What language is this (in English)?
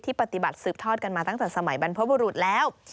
Thai